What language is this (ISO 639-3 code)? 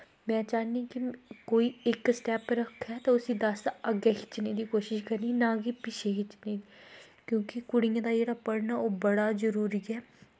doi